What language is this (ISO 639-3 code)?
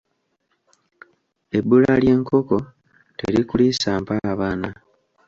lug